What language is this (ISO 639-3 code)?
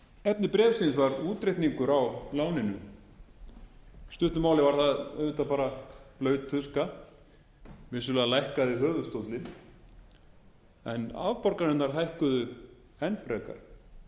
isl